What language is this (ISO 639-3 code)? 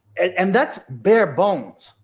eng